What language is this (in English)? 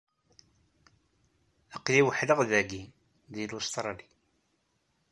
Kabyle